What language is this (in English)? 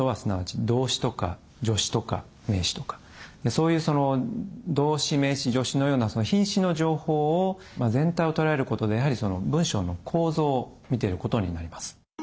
Japanese